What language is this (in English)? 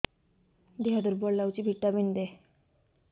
Odia